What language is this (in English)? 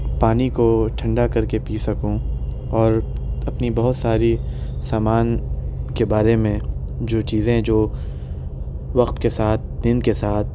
Urdu